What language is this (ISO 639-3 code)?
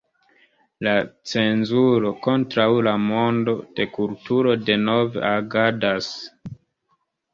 epo